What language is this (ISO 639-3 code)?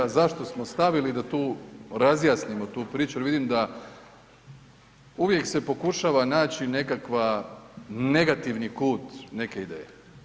hrv